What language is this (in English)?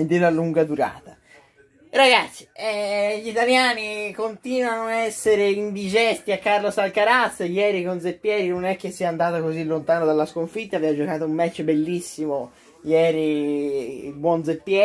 Italian